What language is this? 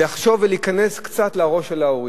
Hebrew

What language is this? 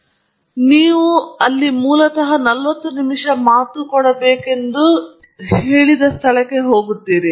Kannada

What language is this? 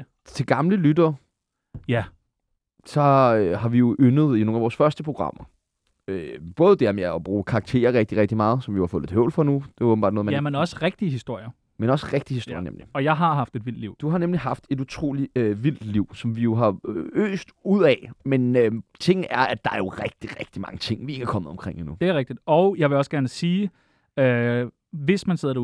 Danish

